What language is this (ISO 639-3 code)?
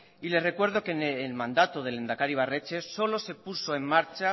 spa